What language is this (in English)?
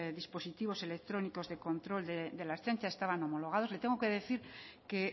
Spanish